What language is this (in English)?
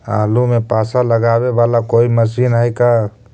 Magahi